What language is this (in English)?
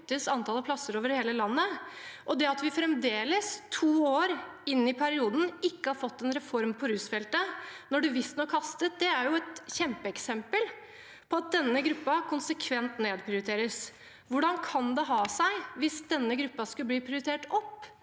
Norwegian